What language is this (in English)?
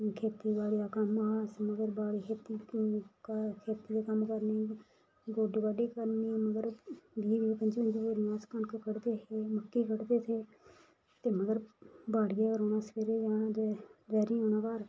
Dogri